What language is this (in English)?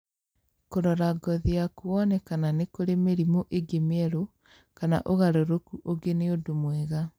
Kikuyu